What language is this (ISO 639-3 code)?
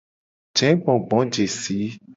gej